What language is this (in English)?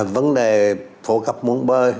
Vietnamese